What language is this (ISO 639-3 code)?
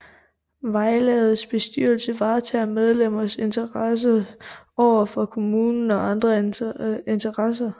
dan